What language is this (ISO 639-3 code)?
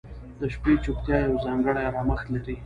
pus